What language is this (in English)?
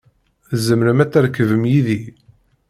Kabyle